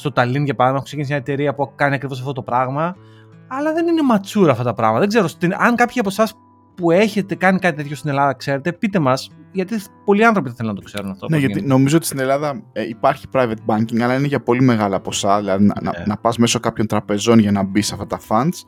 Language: Greek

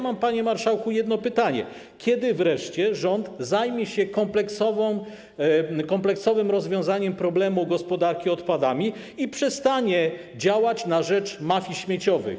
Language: Polish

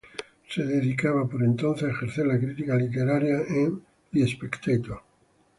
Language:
Spanish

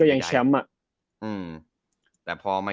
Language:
Thai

